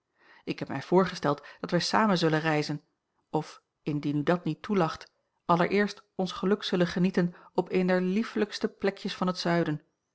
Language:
Dutch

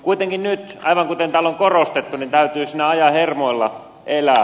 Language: Finnish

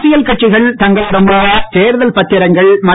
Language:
Tamil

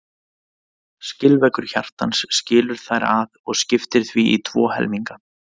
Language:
Icelandic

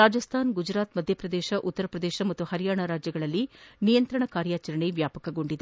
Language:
Kannada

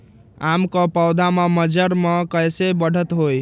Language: Magahi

